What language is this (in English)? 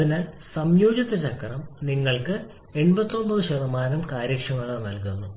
Malayalam